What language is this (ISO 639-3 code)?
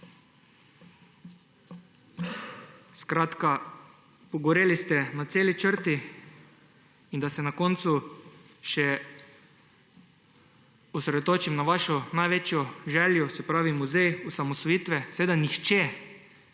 slv